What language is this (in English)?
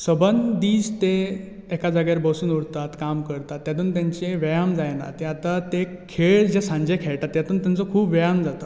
Konkani